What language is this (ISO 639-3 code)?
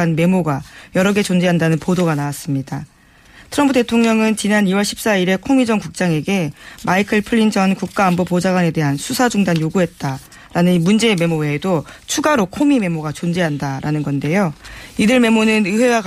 kor